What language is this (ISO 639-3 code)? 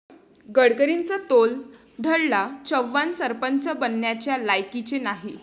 mar